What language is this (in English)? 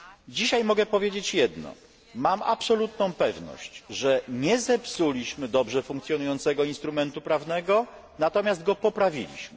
Polish